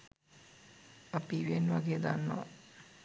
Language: Sinhala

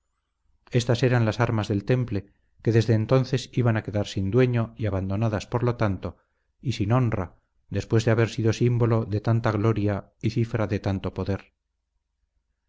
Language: Spanish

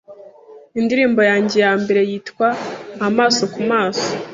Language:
Kinyarwanda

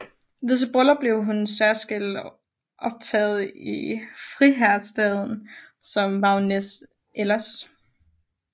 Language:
Danish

